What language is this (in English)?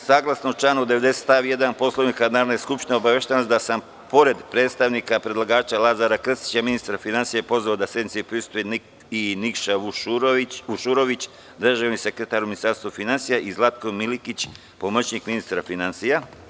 Serbian